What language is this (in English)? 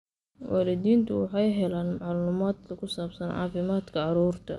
Somali